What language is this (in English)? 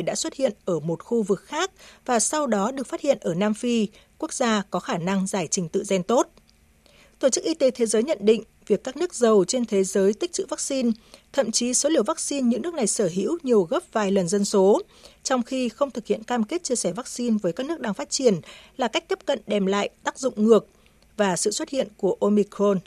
Vietnamese